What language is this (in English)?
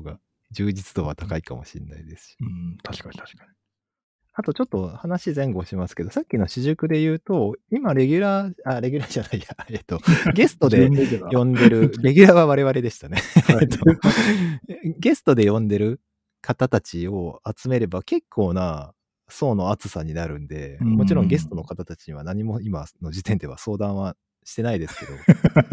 Japanese